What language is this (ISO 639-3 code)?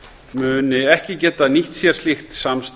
isl